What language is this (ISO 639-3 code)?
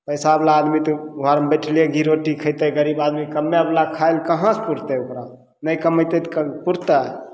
mai